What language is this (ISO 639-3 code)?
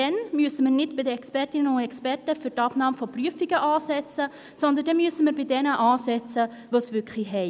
gsw